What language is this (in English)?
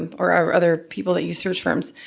English